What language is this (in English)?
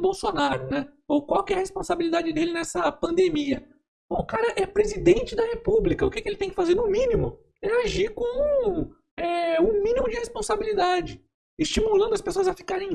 Portuguese